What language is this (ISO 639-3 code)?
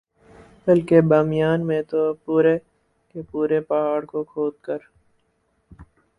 urd